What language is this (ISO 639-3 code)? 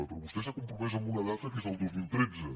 cat